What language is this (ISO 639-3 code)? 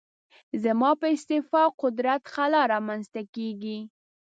pus